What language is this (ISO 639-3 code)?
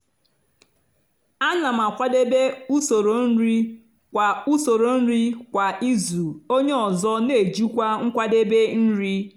ibo